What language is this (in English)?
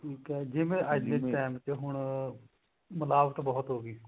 Punjabi